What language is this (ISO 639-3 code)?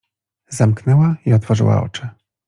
pol